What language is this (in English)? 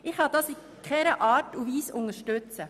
Swiss German